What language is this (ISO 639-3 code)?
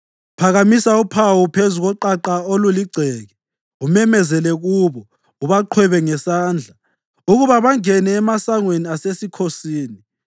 nde